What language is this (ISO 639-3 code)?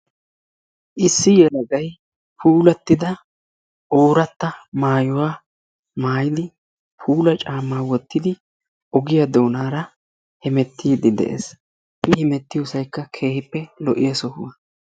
wal